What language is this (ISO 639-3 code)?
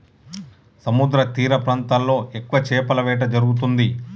tel